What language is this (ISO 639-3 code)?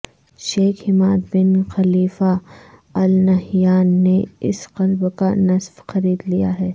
urd